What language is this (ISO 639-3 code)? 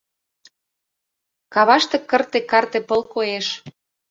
chm